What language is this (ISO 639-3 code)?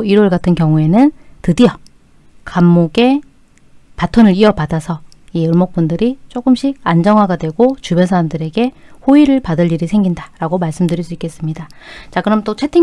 kor